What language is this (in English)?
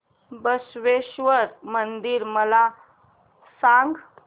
Marathi